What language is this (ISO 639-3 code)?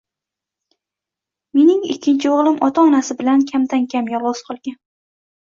uzb